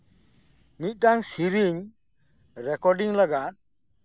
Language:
Santali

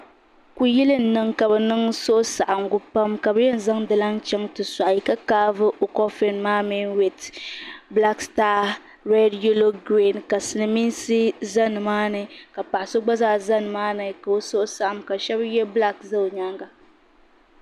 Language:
Dagbani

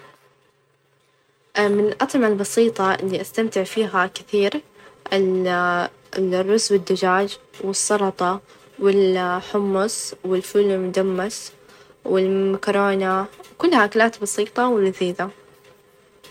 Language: Najdi Arabic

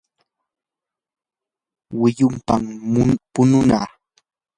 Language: Yanahuanca Pasco Quechua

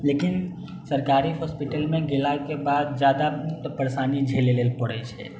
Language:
Maithili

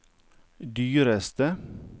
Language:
Norwegian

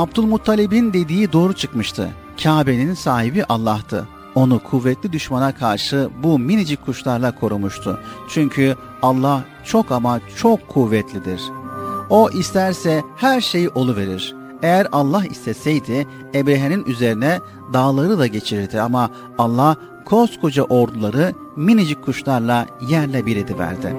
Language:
Turkish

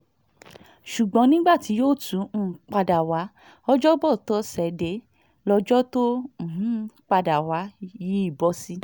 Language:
Yoruba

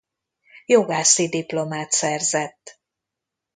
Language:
Hungarian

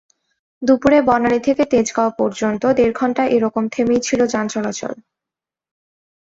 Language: Bangla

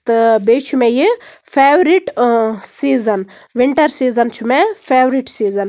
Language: Kashmiri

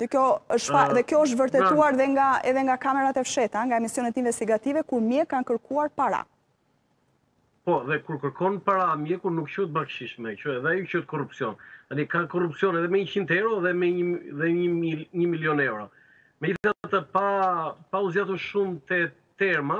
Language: Romanian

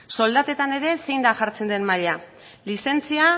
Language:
Basque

